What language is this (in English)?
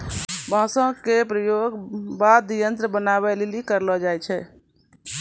Maithili